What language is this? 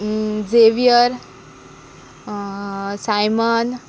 Konkani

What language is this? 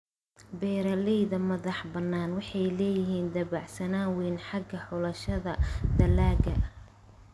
Somali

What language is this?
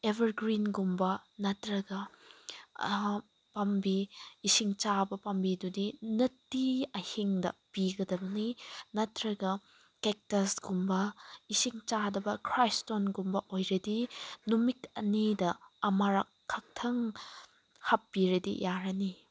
Manipuri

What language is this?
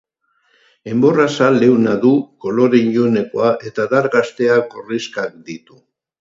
Basque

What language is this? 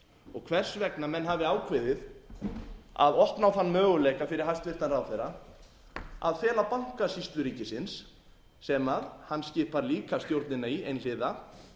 Icelandic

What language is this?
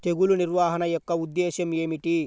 Telugu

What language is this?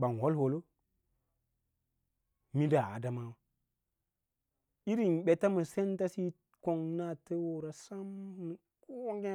Lala-Roba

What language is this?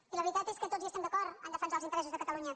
Catalan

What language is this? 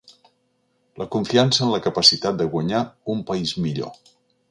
Catalan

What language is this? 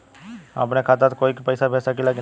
Bhojpuri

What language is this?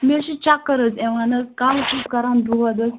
Kashmiri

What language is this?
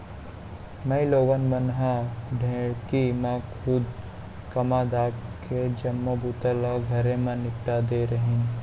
Chhattisgarhi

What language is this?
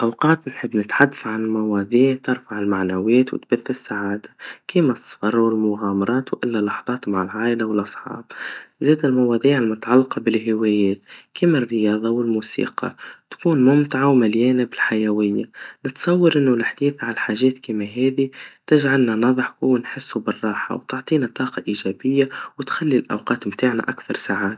Tunisian Arabic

